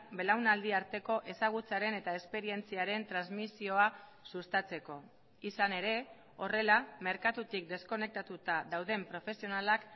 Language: Basque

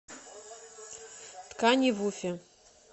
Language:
Russian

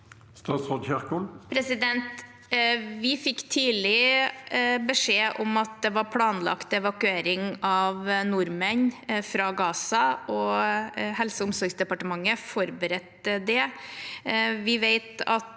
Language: Norwegian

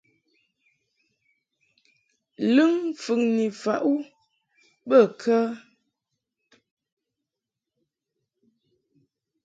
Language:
Mungaka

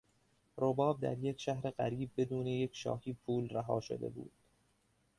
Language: Persian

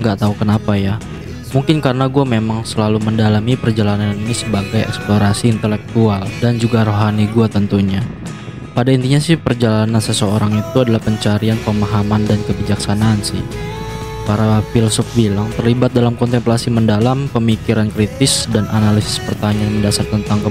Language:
Indonesian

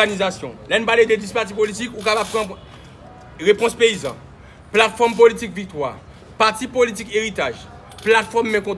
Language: French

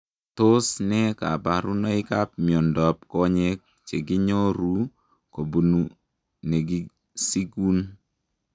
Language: Kalenjin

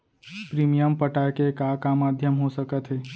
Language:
Chhattisgarhi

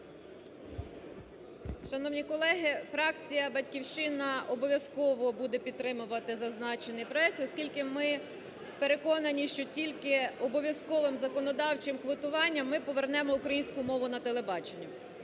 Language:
Ukrainian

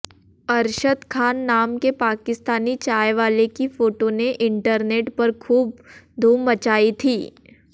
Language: Hindi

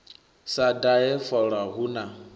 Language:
Venda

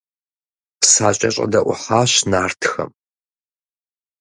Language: Kabardian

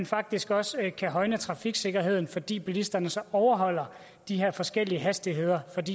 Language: Danish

